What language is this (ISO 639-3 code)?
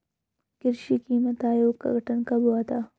hin